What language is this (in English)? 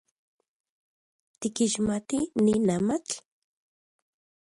Central Puebla Nahuatl